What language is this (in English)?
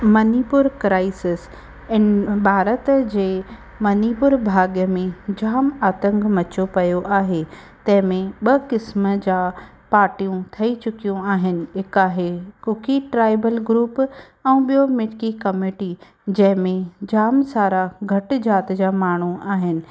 Sindhi